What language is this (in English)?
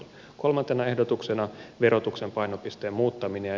Finnish